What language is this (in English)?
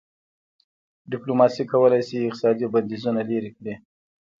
Pashto